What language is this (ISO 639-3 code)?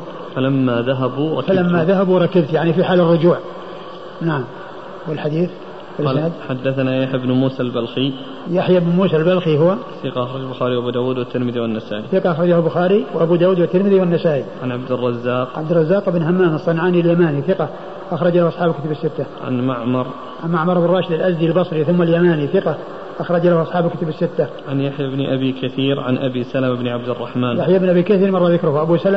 ara